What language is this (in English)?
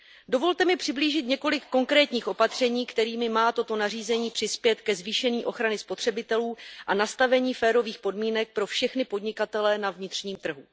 Czech